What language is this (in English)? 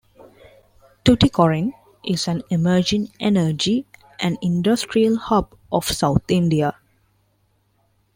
English